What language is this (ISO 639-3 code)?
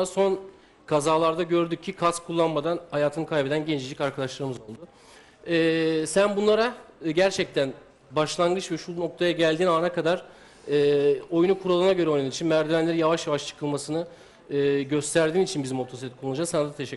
tur